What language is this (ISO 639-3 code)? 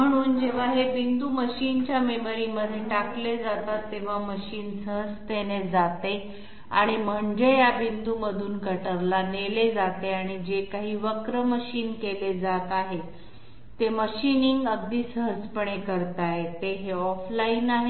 mar